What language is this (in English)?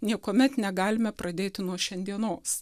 Lithuanian